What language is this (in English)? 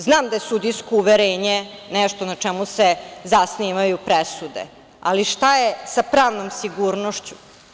Serbian